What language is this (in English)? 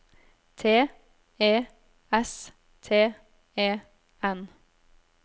Norwegian